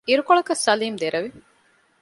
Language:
Divehi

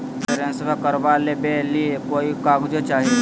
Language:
Magahi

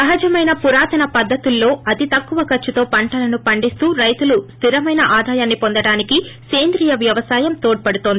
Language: Telugu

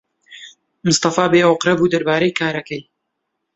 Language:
Central Kurdish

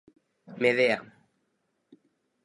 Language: Galician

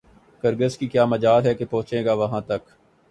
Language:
Urdu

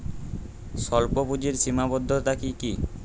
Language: Bangla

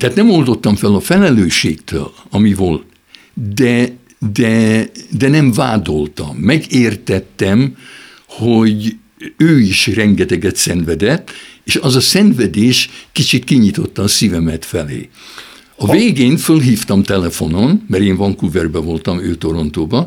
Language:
Hungarian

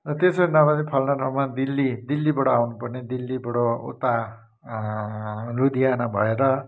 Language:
Nepali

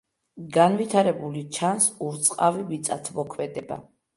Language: Georgian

